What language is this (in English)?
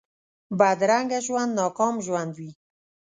Pashto